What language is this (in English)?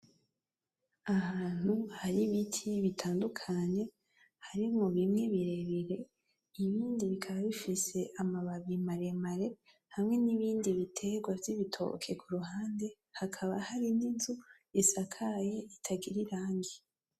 Rundi